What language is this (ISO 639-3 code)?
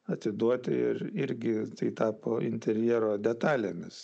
lit